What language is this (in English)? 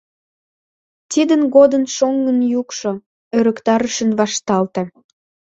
Mari